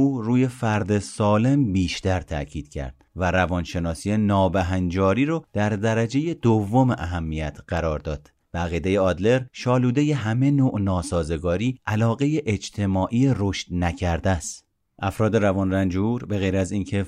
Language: Persian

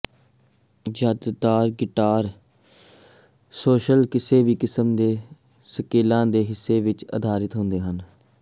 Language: Punjabi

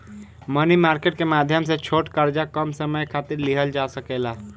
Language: Bhojpuri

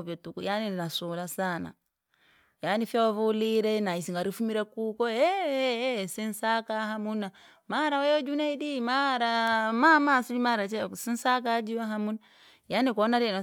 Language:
Langi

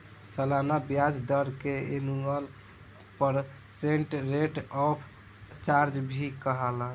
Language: Bhojpuri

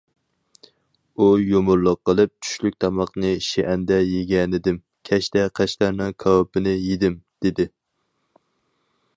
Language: Uyghur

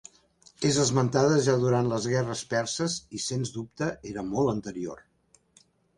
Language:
Catalan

